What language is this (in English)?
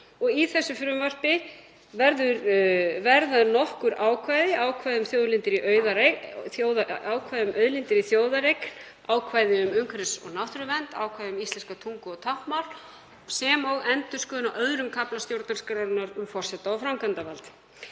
Icelandic